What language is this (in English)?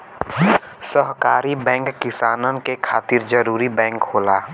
Bhojpuri